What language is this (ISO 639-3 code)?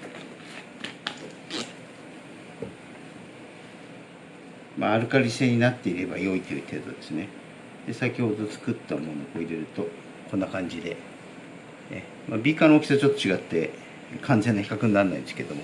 jpn